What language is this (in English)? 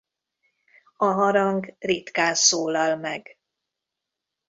Hungarian